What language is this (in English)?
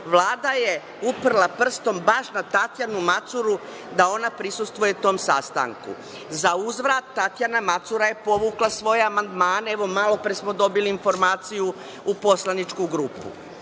Serbian